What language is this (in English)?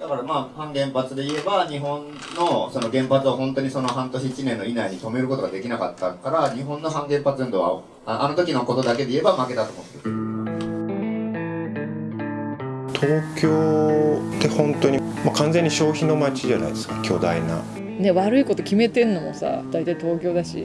Japanese